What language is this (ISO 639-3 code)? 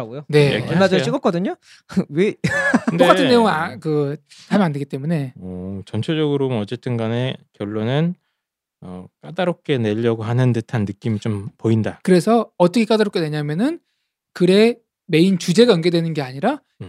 kor